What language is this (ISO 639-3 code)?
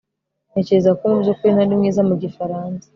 kin